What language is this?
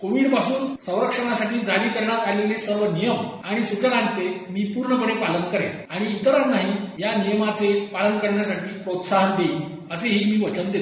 Marathi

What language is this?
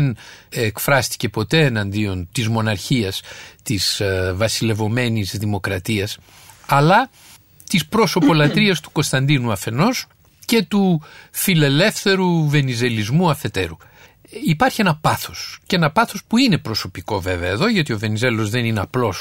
Greek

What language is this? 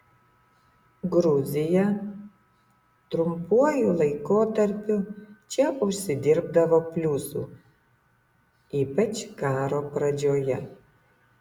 Lithuanian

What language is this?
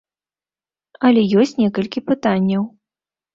Belarusian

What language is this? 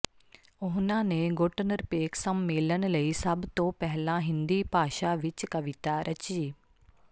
Punjabi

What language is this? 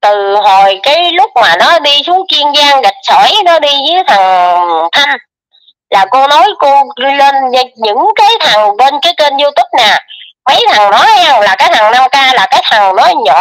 Vietnamese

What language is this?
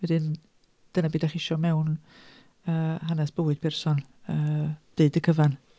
Welsh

